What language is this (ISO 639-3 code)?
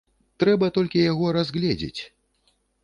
bel